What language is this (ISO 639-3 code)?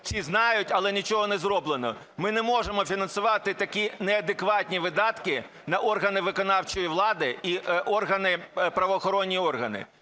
ukr